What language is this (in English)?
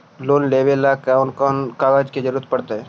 Magahi